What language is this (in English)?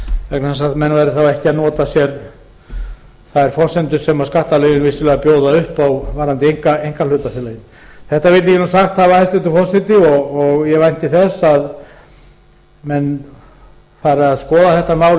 Icelandic